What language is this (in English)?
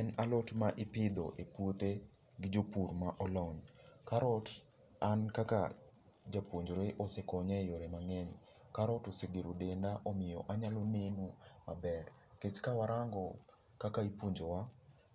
Luo (Kenya and Tanzania)